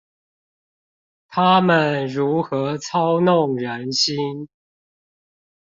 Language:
Chinese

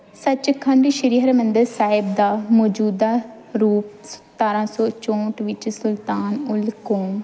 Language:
Punjabi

